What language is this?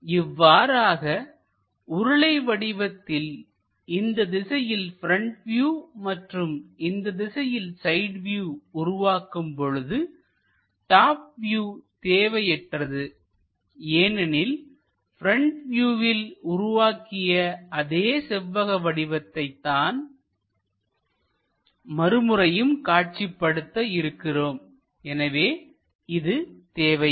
Tamil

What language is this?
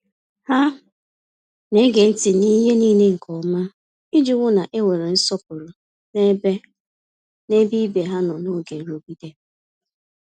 Igbo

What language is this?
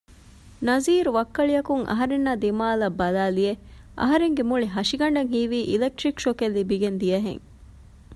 Divehi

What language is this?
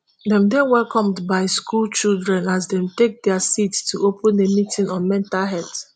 Nigerian Pidgin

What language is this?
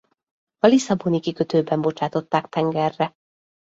Hungarian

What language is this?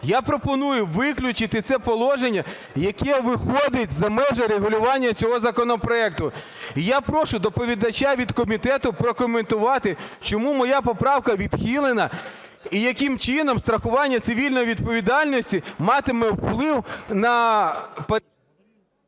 Ukrainian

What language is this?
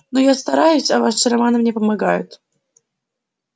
Russian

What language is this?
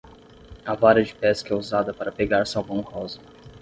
Portuguese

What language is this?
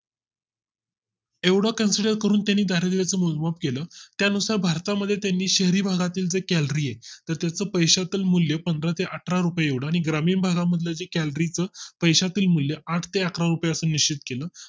Marathi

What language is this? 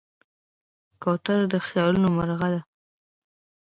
Pashto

